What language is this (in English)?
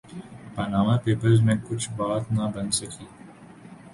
Urdu